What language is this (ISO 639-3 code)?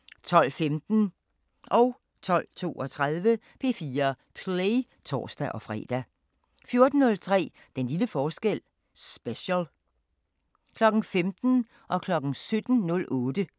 dan